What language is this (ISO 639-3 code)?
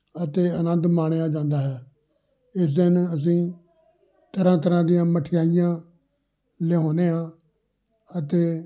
pan